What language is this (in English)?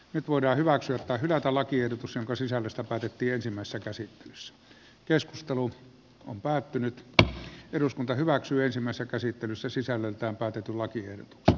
Finnish